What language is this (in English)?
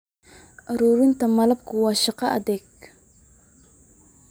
Somali